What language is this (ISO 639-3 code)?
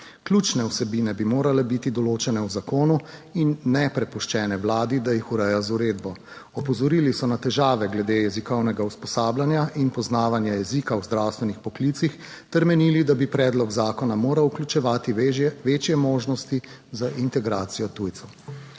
slv